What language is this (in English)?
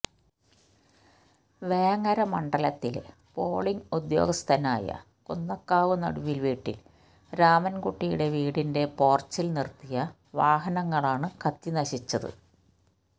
Malayalam